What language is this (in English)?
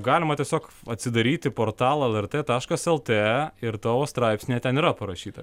Lithuanian